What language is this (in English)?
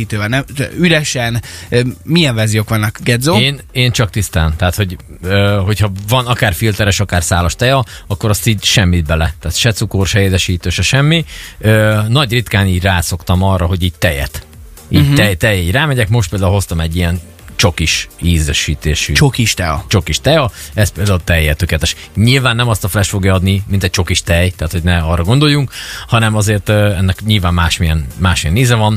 Hungarian